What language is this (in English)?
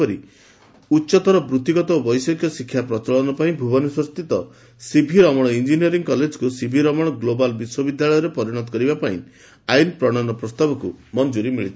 Odia